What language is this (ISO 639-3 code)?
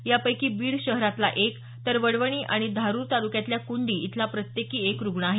mar